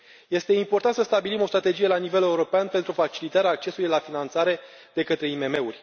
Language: Romanian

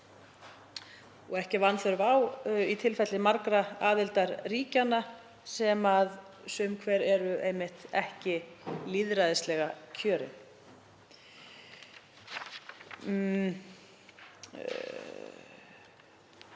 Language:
Icelandic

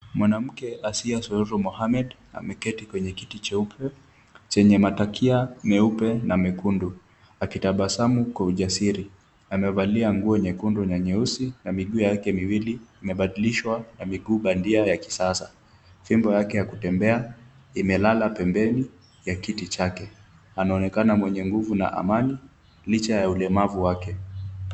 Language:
Swahili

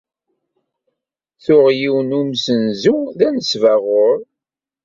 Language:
Kabyle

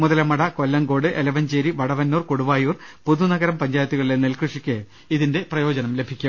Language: Malayalam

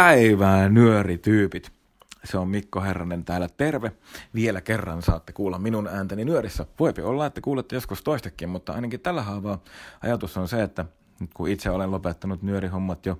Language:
Finnish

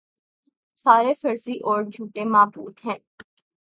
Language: Urdu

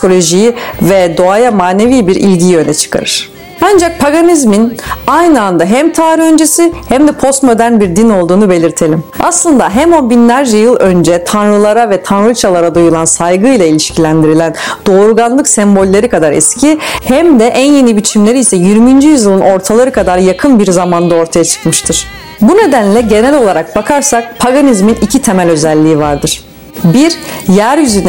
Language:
Turkish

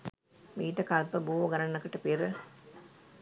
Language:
Sinhala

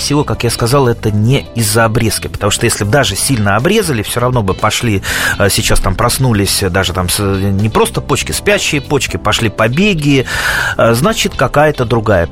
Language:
Russian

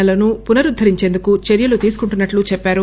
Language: Telugu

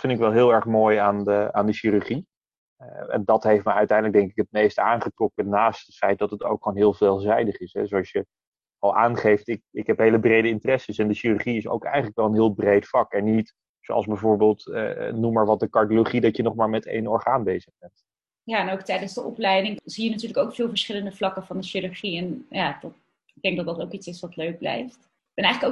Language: Dutch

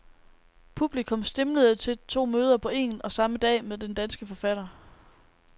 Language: Danish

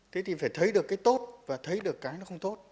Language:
Vietnamese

